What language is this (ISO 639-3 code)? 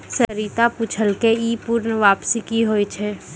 mai